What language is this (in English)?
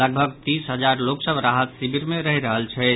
Maithili